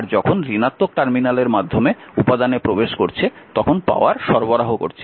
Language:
Bangla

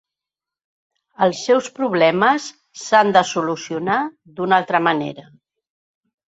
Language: Catalan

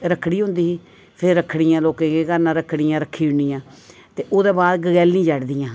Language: Dogri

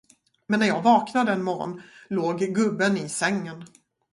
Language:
Swedish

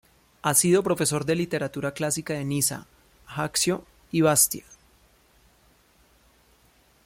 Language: Spanish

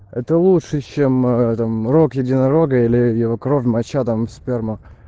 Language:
Russian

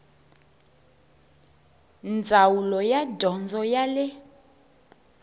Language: Tsonga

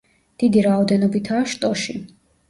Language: Georgian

